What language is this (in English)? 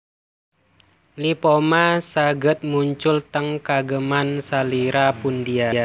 Javanese